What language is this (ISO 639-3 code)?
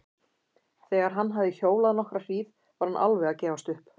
isl